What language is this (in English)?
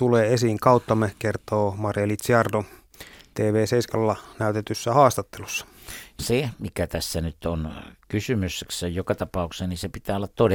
Finnish